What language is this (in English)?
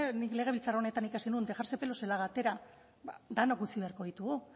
Basque